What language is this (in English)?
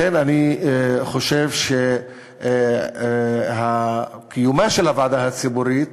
Hebrew